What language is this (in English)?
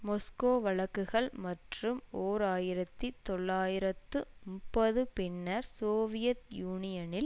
Tamil